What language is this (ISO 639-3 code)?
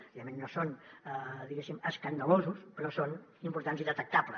cat